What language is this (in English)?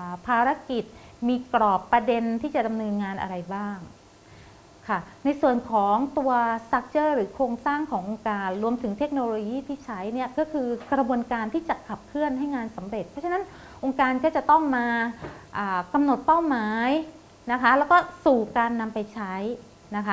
Thai